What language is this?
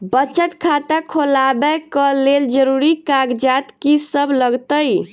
Maithili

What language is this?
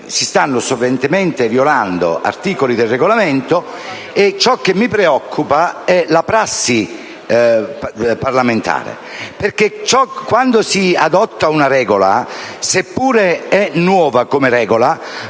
Italian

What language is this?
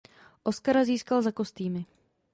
Czech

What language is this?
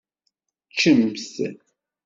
Kabyle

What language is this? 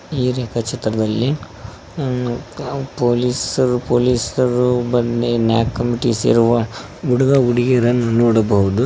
Kannada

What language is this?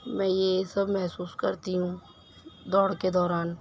Urdu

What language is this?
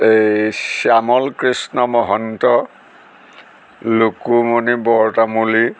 Assamese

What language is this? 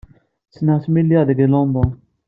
Kabyle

